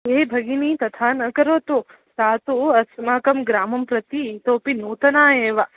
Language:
Sanskrit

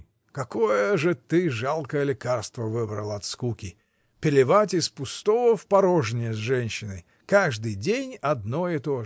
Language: Russian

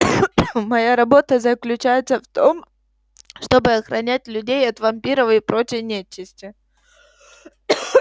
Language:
Russian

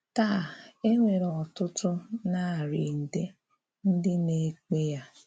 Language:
Igbo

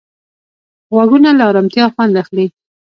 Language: Pashto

